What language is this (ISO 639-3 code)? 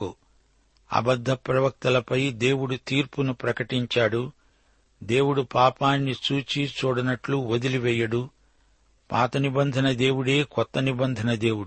tel